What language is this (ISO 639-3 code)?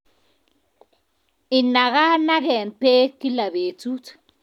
kln